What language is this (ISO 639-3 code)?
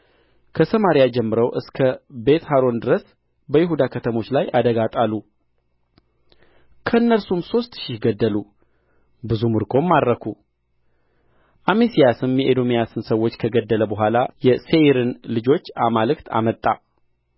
amh